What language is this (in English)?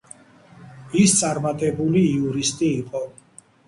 Georgian